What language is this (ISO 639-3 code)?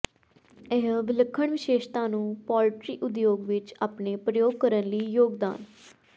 pan